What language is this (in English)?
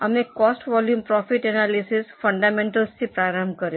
Gujarati